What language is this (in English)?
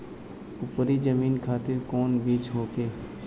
Bhojpuri